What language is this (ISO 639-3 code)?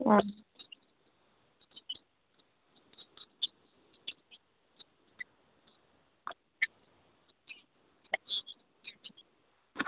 doi